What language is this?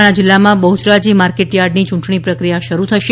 Gujarati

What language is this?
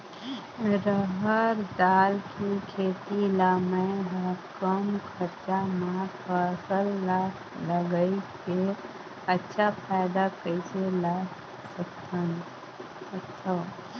Chhattisgarhi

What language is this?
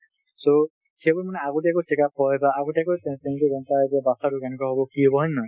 Assamese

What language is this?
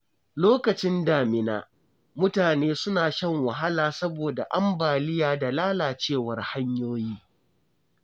Hausa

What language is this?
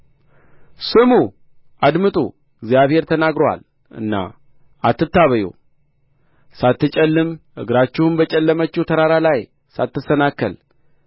Amharic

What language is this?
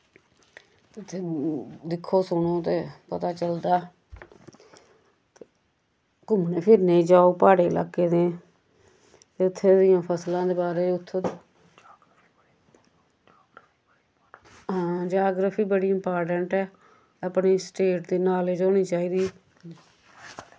Dogri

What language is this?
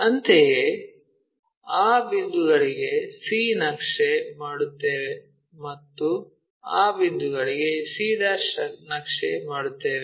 Kannada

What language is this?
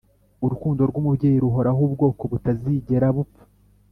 Kinyarwanda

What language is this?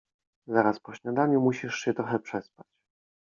Polish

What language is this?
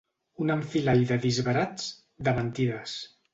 Catalan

